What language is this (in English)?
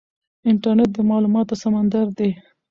Pashto